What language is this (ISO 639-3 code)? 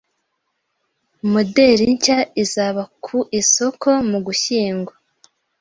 kin